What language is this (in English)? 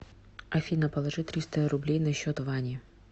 Russian